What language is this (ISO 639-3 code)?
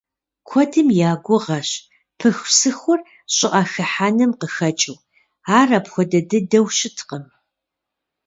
kbd